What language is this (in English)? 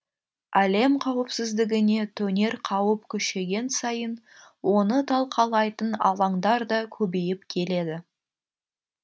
Kazakh